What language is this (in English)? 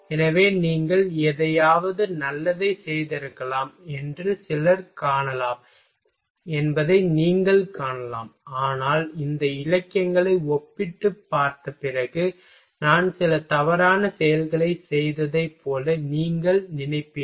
Tamil